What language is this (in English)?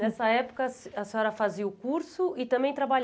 Portuguese